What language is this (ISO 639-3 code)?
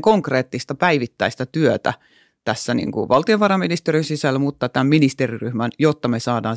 fin